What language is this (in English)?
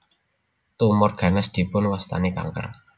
Javanese